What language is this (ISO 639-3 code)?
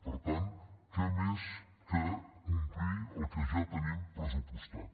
cat